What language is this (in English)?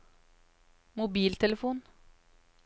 Norwegian